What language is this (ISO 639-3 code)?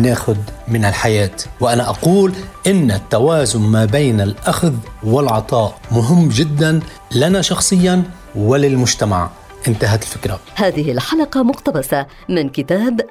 ara